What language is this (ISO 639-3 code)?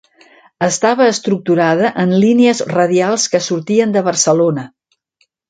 cat